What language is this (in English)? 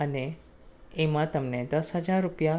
Gujarati